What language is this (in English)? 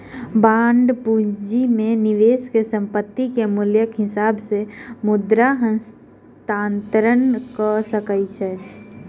Maithili